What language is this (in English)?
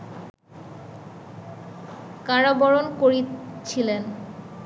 Bangla